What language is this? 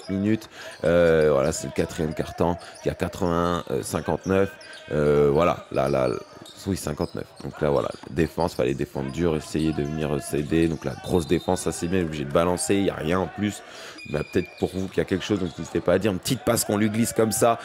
French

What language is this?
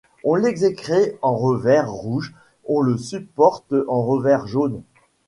French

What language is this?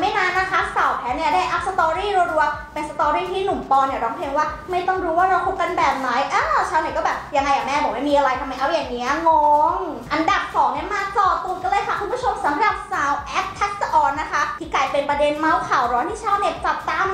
Thai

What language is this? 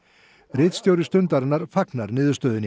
Icelandic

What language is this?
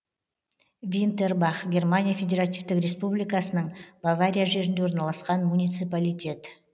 Kazakh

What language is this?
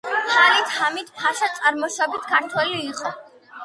Georgian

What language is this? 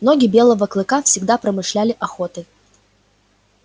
Russian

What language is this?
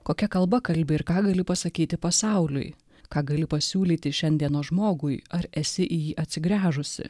Lithuanian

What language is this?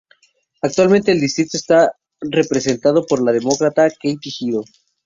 Spanish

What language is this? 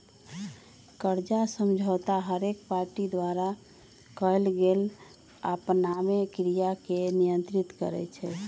Magahi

